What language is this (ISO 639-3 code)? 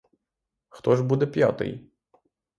ukr